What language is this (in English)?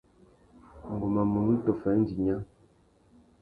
Tuki